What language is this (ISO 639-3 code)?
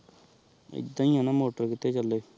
pan